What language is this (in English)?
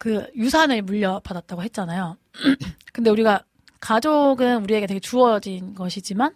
Korean